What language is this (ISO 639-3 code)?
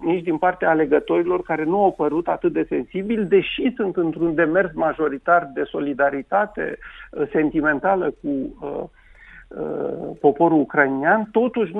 ron